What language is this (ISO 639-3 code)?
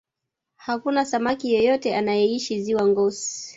swa